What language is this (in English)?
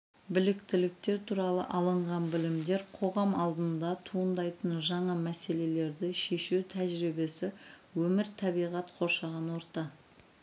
Kazakh